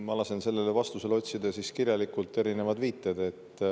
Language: Estonian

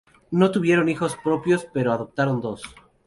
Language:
Spanish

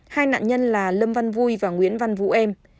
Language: Vietnamese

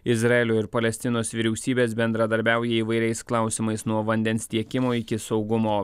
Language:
Lithuanian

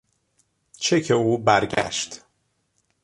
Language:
Persian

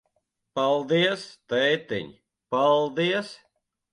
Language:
Latvian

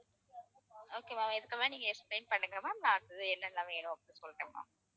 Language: Tamil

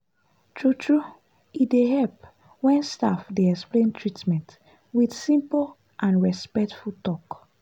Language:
Nigerian Pidgin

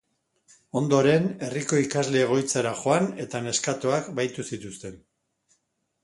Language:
Basque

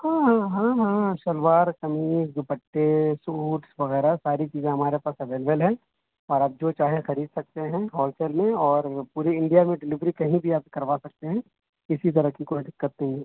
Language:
Urdu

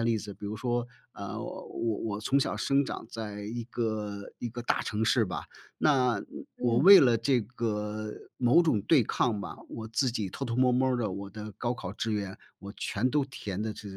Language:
Chinese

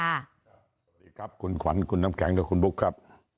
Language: Thai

